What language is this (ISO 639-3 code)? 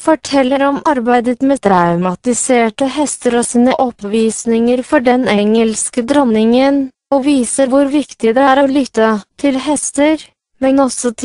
nor